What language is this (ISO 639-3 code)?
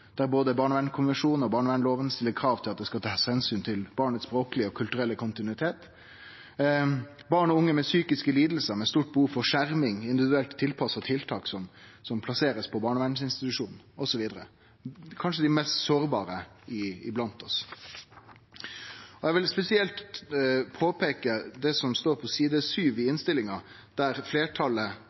nno